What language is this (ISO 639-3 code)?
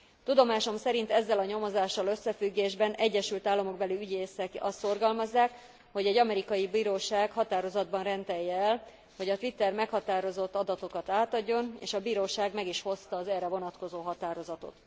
hun